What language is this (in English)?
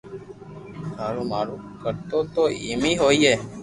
Loarki